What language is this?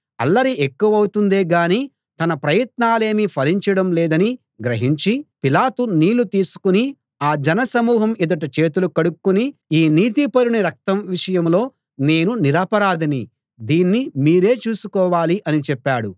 Telugu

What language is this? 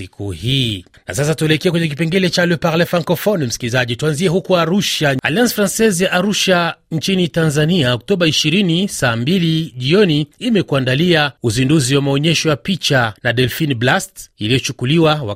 Swahili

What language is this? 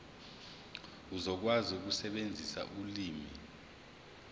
Zulu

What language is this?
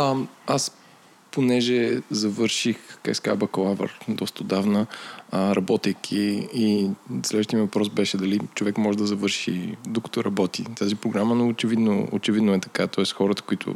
Bulgarian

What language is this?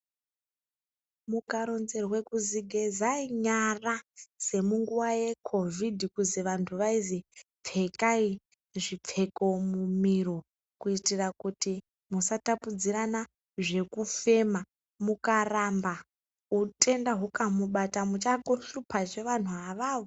Ndau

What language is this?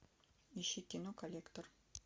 Russian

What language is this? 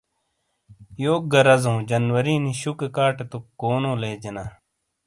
Shina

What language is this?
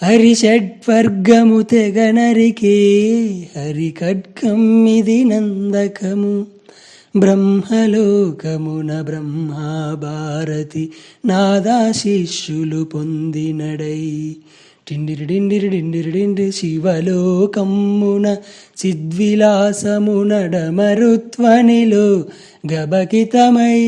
Telugu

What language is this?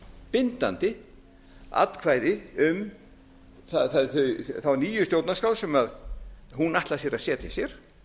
Icelandic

